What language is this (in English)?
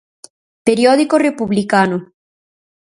Galician